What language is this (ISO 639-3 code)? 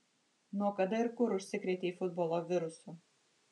lit